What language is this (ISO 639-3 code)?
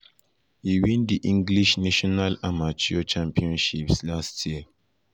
pcm